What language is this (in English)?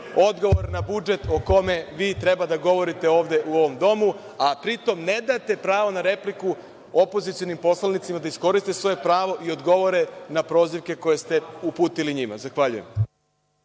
Serbian